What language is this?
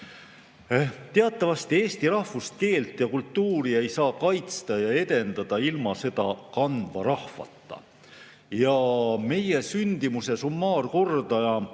Estonian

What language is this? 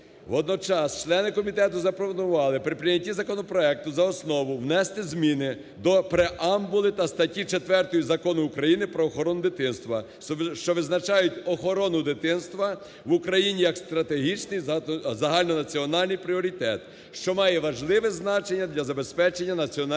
Ukrainian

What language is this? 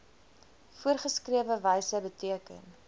Afrikaans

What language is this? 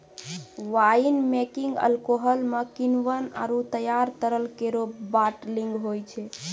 Maithili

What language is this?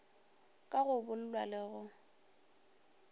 Northern Sotho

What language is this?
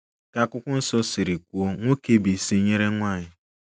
Igbo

